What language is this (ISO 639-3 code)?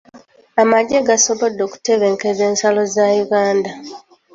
lug